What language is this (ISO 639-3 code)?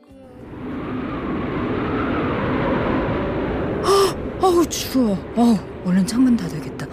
kor